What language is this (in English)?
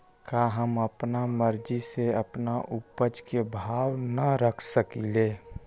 Magahi